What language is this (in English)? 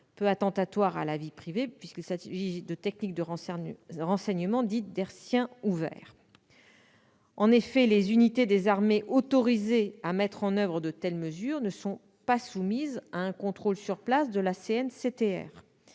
French